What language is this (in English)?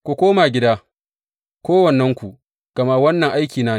Hausa